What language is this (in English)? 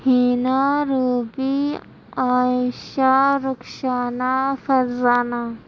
Urdu